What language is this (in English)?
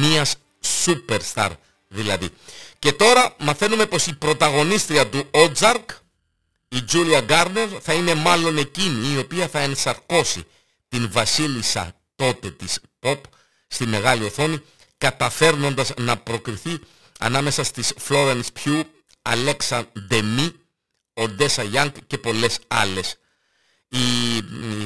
Greek